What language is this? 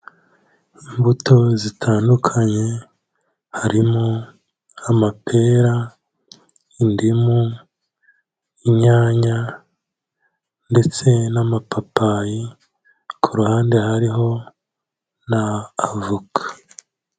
Kinyarwanda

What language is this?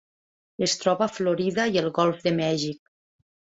Catalan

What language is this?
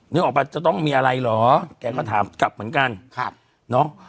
Thai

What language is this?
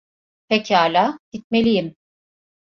Turkish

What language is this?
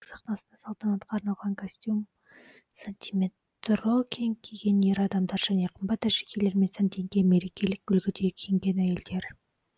Kazakh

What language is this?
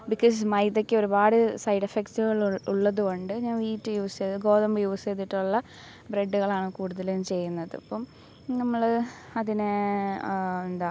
Malayalam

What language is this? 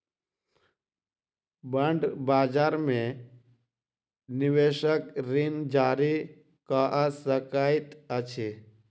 Maithili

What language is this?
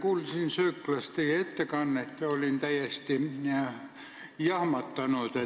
Estonian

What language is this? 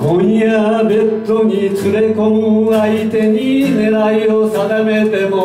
Japanese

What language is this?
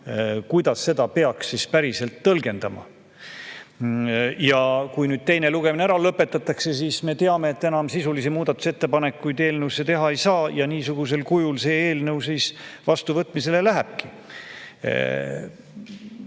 Estonian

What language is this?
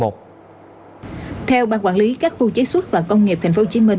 Vietnamese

